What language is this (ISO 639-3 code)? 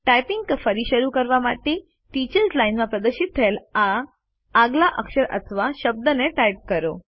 guj